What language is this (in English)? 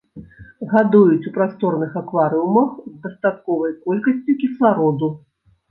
Belarusian